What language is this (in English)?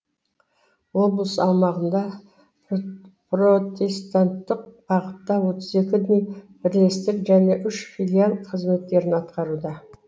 Kazakh